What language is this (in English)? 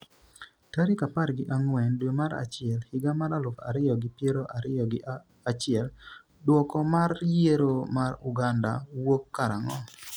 Luo (Kenya and Tanzania)